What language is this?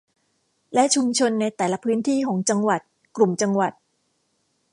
Thai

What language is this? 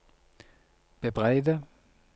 Norwegian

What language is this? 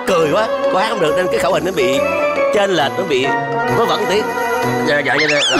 Vietnamese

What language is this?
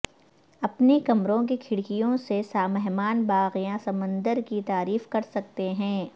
Urdu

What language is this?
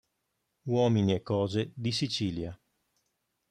Italian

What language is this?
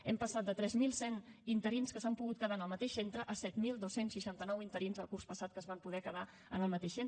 Catalan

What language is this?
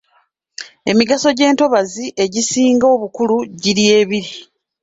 Ganda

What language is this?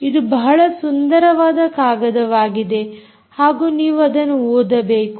Kannada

